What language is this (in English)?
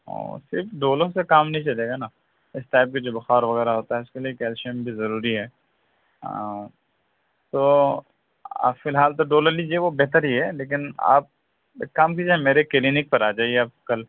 Urdu